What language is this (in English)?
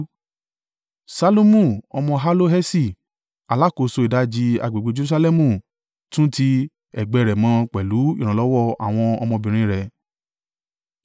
Yoruba